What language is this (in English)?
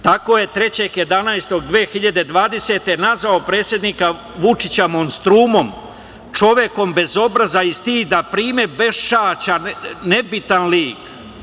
Serbian